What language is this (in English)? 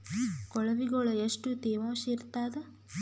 Kannada